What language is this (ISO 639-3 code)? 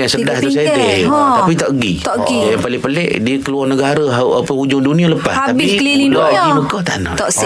msa